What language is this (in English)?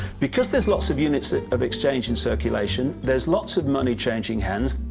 English